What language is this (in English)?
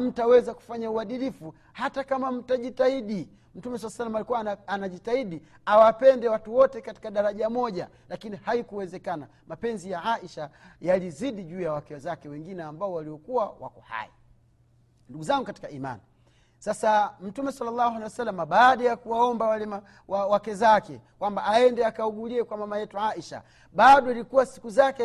Swahili